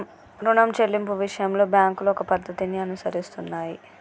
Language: Telugu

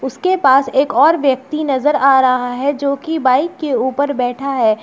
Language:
Hindi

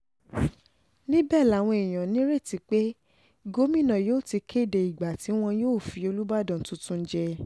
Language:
Yoruba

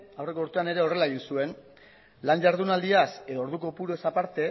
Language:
Basque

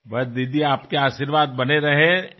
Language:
Marathi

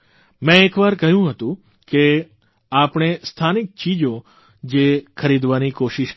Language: Gujarati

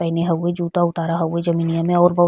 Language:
Bhojpuri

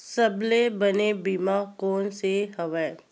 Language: Chhattisgarhi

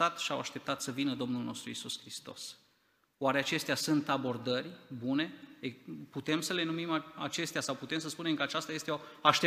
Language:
Romanian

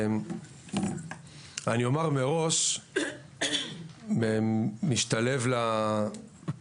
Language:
Hebrew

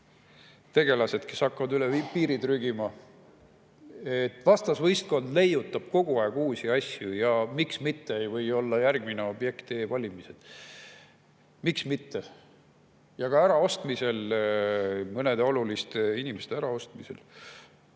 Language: Estonian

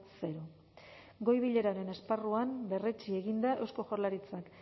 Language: Basque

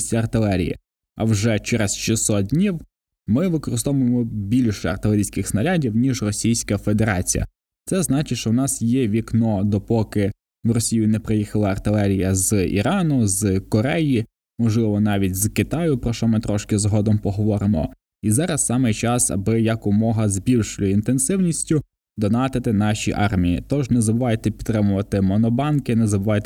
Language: Ukrainian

